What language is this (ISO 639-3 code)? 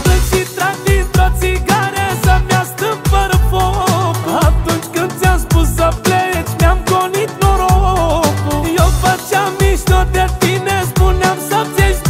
ron